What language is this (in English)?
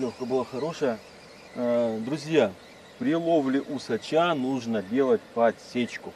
Russian